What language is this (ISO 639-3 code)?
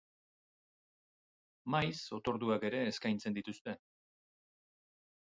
eus